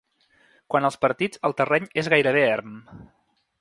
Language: Catalan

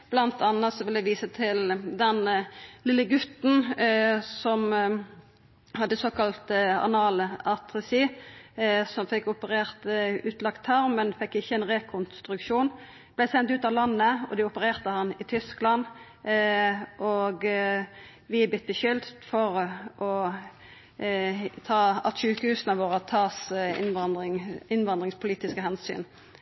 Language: Norwegian Nynorsk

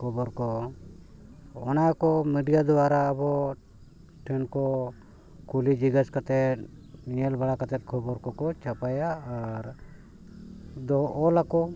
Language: Santali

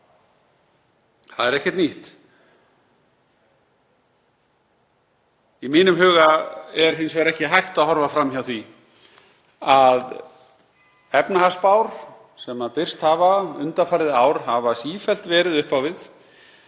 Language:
Icelandic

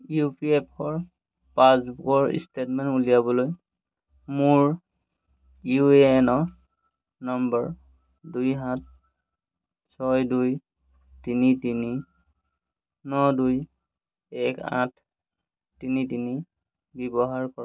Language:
Assamese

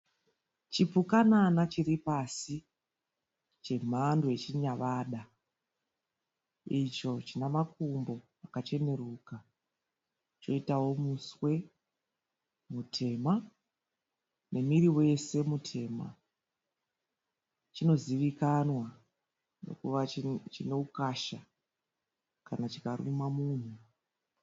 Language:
Shona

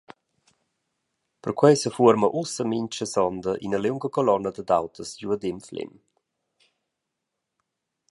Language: Romansh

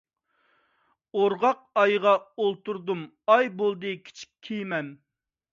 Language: Uyghur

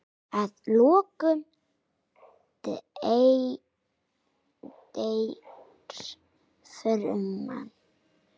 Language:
Icelandic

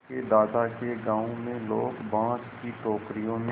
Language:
Hindi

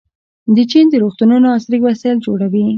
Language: Pashto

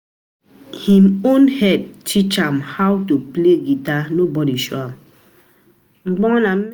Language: Nigerian Pidgin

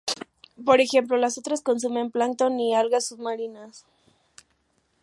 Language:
Spanish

